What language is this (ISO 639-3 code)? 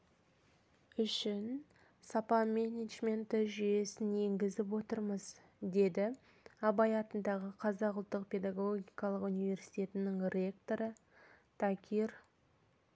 kaz